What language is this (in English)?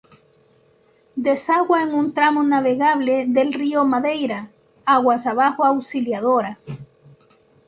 Spanish